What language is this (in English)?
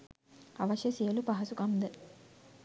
Sinhala